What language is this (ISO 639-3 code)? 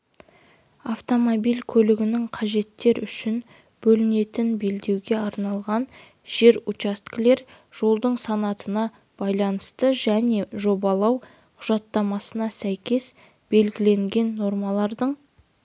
kaz